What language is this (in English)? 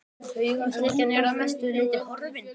Icelandic